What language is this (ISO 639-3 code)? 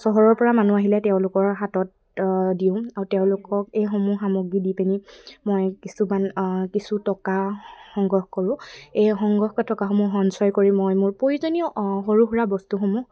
asm